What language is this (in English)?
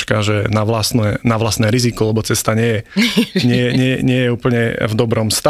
Slovak